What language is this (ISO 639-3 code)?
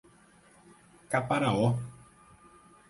por